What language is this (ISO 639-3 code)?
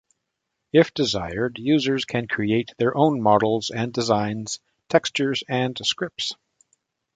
eng